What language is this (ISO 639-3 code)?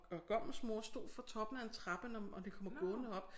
dan